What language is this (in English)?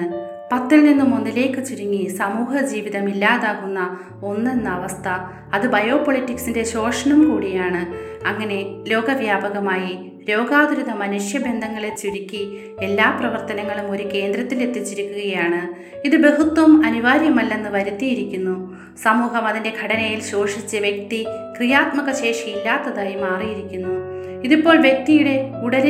Malayalam